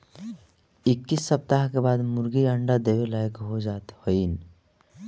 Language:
Bhojpuri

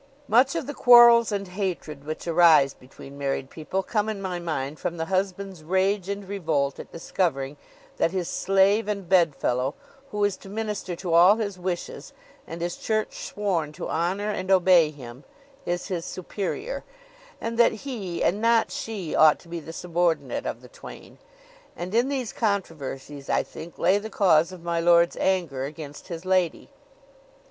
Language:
English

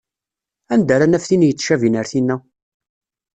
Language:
Kabyle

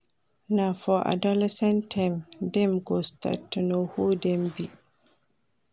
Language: Nigerian Pidgin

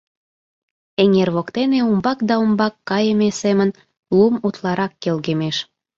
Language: Mari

